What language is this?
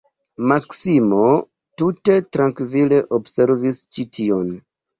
Esperanto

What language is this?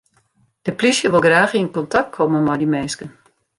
Western Frisian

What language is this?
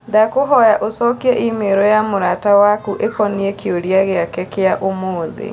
Kikuyu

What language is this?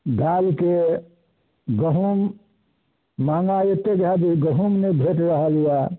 Maithili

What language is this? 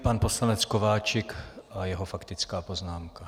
Czech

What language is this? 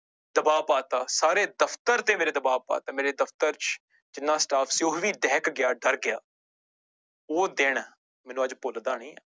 Punjabi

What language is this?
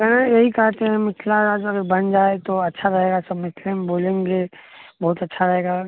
Maithili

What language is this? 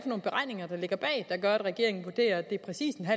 Danish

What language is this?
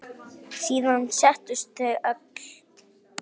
Icelandic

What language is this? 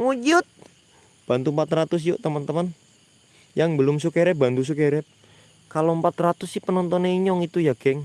Indonesian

